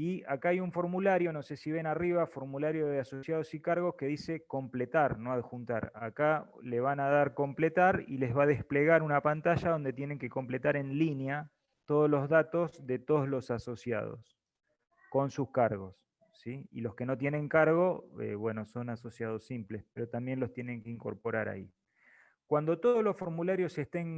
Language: Spanish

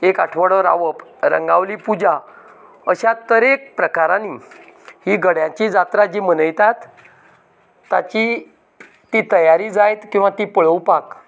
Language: Konkani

